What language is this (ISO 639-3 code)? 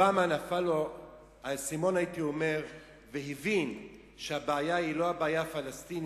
heb